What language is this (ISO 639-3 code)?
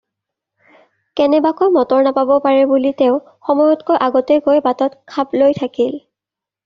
asm